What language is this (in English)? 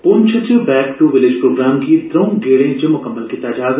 Dogri